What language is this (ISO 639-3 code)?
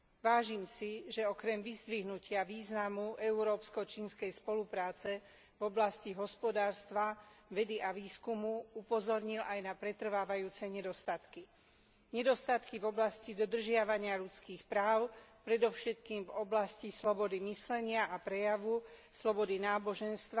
slk